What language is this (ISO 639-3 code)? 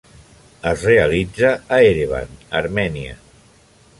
cat